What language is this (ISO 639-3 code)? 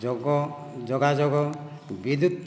ori